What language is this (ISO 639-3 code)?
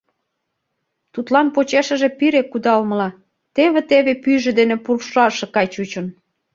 chm